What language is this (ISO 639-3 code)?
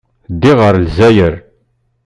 kab